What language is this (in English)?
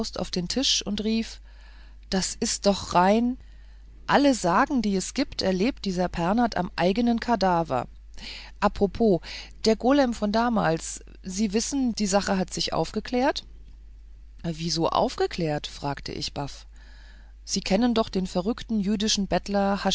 German